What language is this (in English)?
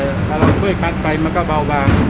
Thai